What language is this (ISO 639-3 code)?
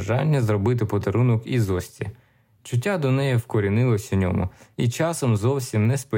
ukr